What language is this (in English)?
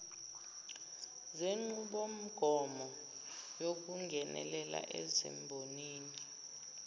Zulu